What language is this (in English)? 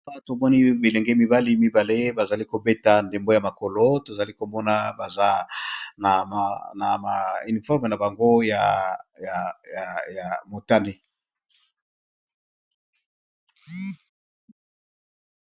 Lingala